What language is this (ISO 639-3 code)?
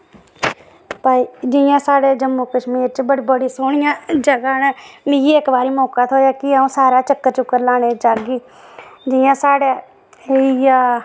doi